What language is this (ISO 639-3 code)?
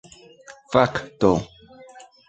epo